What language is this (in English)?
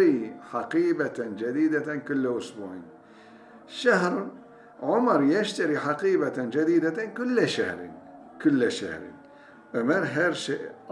Turkish